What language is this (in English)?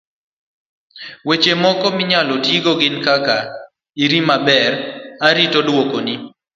Luo (Kenya and Tanzania)